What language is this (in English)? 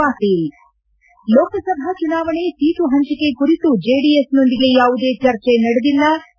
Kannada